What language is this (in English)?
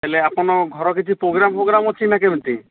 Odia